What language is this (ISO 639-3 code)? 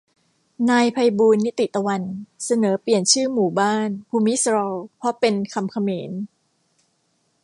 tha